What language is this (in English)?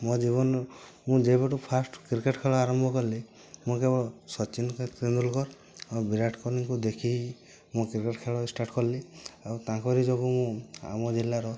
Odia